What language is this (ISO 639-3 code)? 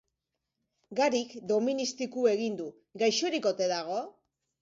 eus